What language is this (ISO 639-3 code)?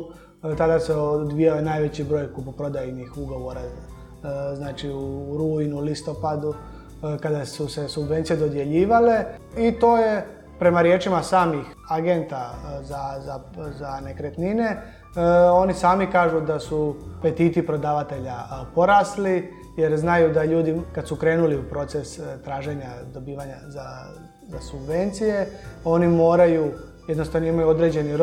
hrv